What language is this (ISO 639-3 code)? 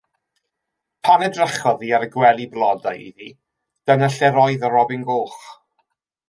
cym